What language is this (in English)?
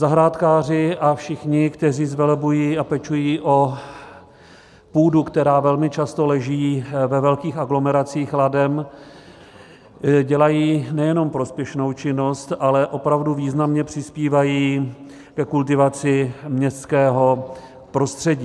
Czech